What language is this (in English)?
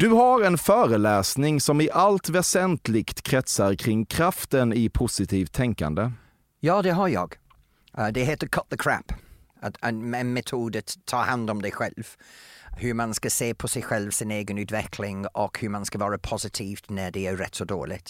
Swedish